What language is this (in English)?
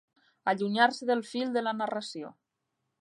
Catalan